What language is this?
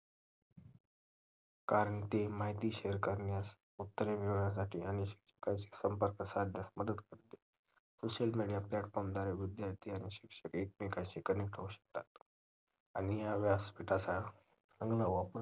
Marathi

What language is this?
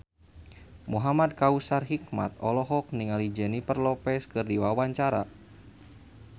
Sundanese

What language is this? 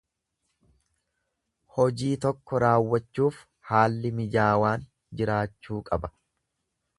Oromo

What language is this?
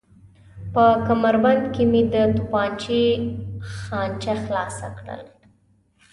Pashto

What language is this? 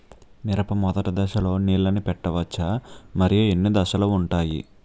Telugu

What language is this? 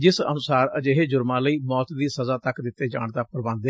Punjabi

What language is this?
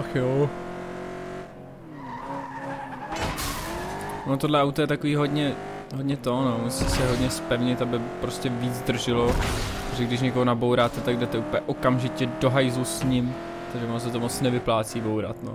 Czech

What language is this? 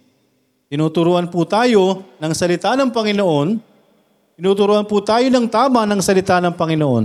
Filipino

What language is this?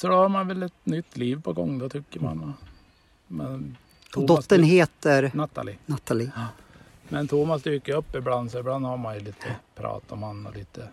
Swedish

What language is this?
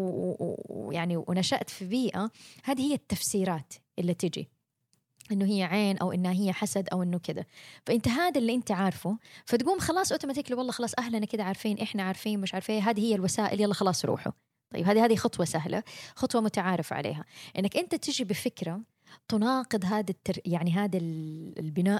Arabic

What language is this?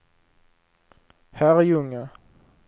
Swedish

